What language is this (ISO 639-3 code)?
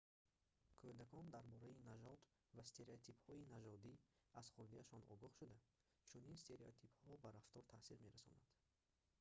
tgk